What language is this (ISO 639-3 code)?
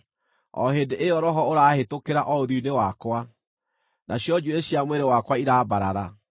kik